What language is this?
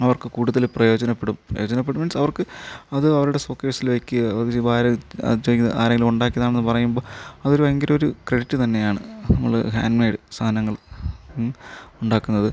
Malayalam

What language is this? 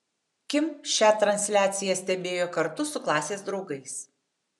Lithuanian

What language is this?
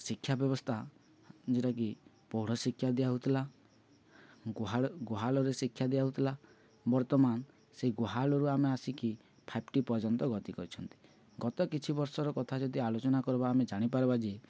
Odia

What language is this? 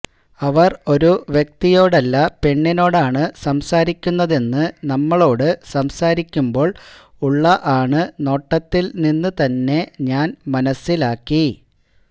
Malayalam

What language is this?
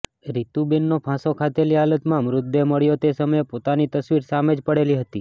Gujarati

